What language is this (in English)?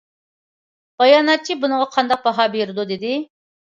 Uyghur